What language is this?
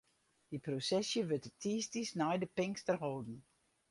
Western Frisian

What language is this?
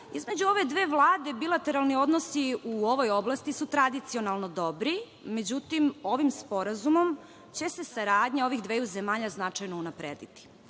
Serbian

